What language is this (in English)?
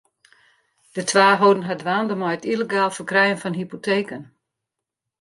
Western Frisian